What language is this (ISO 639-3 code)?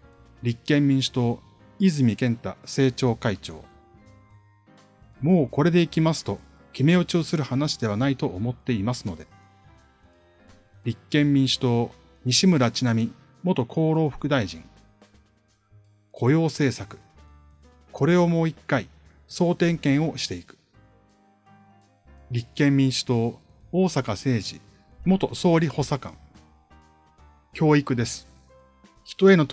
jpn